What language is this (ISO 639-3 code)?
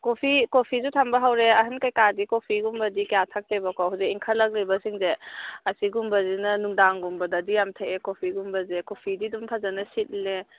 mni